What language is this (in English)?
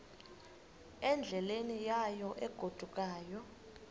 Xhosa